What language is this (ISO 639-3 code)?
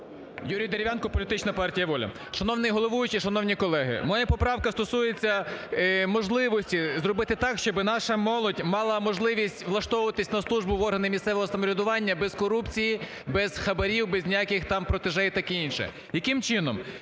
ukr